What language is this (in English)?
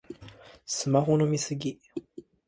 Japanese